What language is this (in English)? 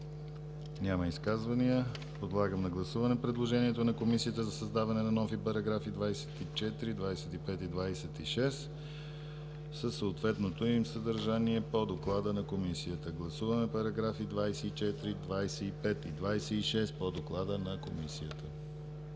Bulgarian